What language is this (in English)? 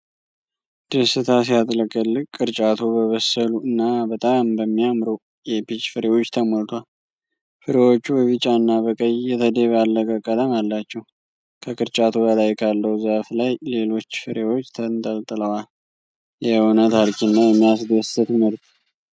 Amharic